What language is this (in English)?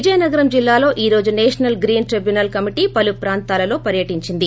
Telugu